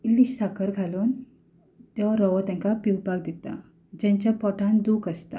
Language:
Konkani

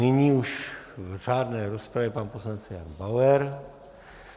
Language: Czech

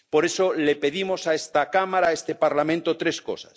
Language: Spanish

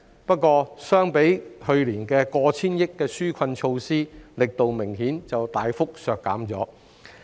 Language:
Cantonese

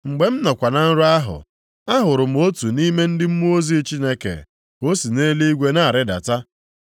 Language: Igbo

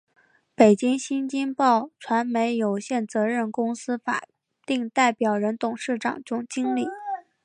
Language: Chinese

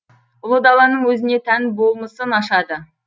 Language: Kazakh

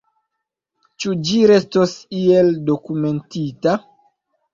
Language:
Esperanto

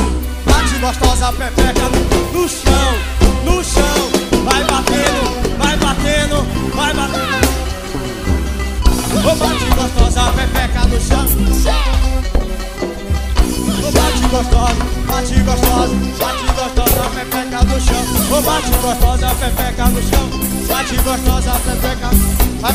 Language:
Portuguese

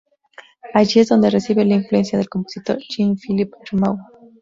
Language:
Spanish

